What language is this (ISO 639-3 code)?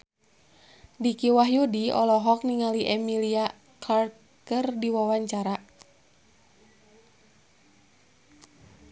sun